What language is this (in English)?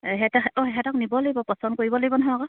Assamese